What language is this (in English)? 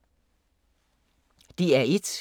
Danish